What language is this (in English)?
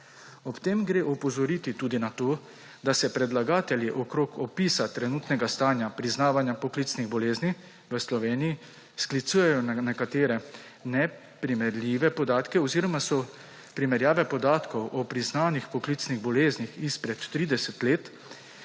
Slovenian